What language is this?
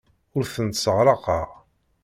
Kabyle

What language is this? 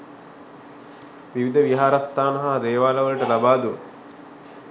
Sinhala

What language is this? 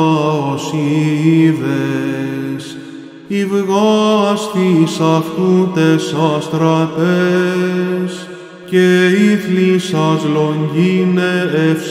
Greek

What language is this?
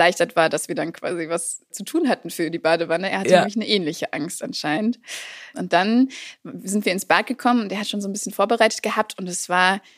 German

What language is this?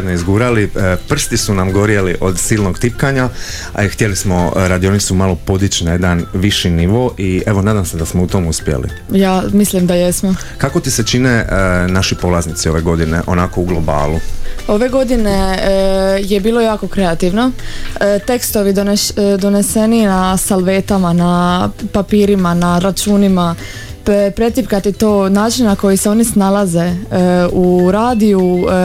Croatian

